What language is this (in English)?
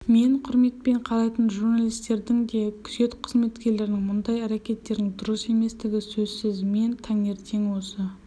Kazakh